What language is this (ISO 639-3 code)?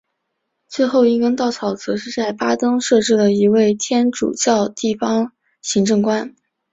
zho